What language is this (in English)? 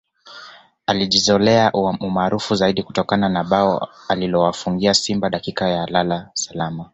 Swahili